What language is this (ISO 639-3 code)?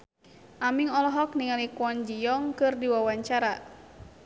sun